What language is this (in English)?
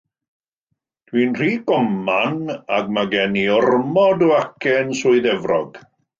Welsh